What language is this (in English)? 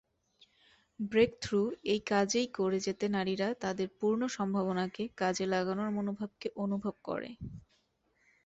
Bangla